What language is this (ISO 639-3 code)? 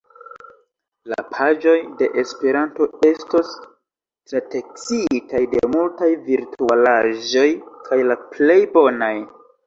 epo